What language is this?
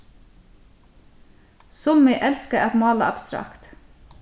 Faroese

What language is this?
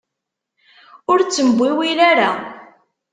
Kabyle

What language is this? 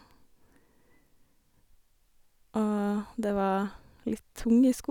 Norwegian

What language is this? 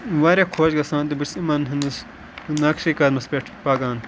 Kashmiri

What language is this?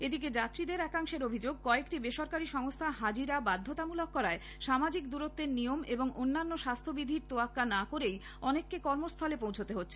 Bangla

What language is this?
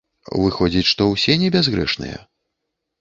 Belarusian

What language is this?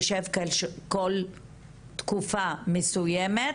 Hebrew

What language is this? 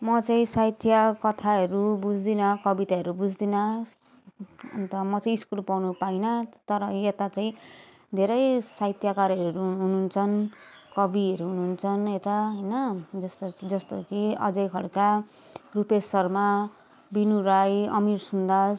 Nepali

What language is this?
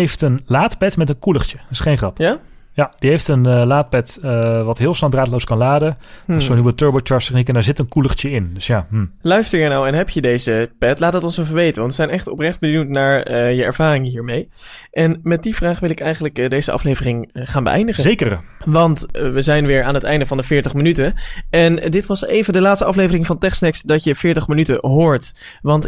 Dutch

